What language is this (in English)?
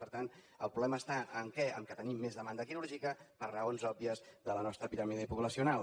Catalan